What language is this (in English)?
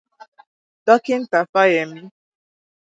Igbo